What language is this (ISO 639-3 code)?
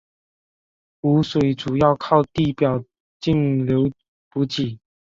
zho